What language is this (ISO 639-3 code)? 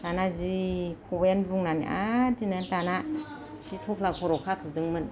brx